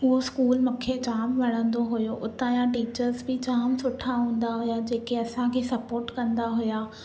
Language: Sindhi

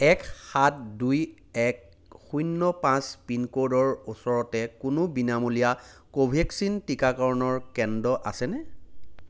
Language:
Assamese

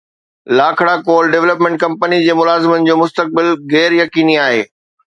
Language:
Sindhi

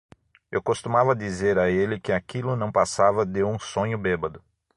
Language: Portuguese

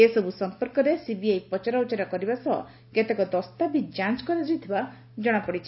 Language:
Odia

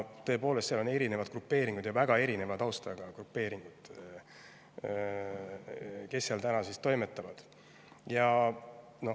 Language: Estonian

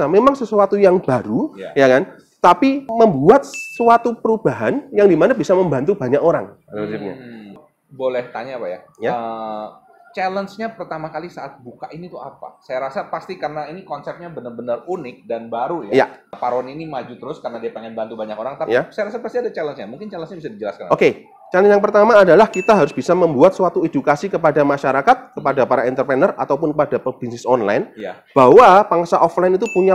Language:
Indonesian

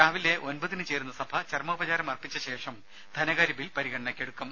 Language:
Malayalam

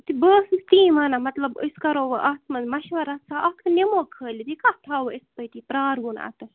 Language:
Kashmiri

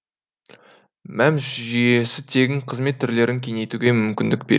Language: Kazakh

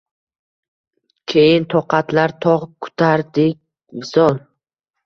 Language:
Uzbek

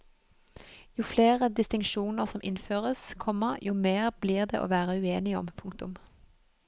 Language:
Norwegian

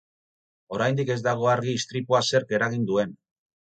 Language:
Basque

